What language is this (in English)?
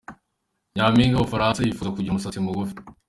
Kinyarwanda